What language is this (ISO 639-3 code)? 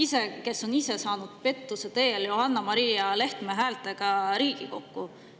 est